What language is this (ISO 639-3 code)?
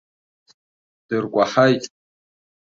abk